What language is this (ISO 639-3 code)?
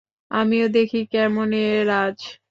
ben